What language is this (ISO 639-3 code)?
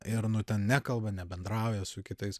lit